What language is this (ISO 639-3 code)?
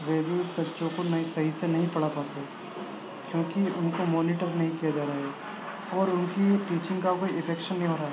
urd